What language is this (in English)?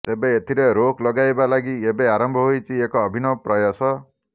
Odia